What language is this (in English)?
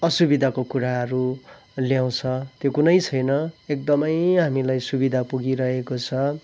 Nepali